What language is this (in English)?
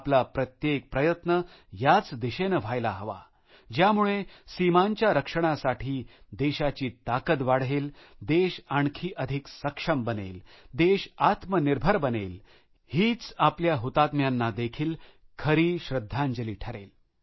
Marathi